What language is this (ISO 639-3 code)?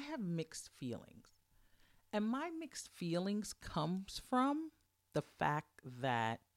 eng